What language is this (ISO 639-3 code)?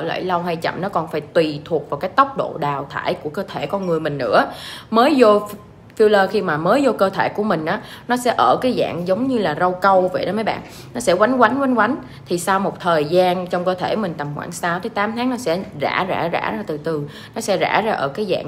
vie